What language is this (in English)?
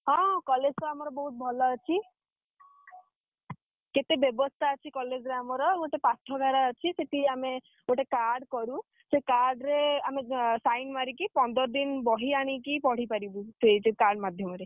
Odia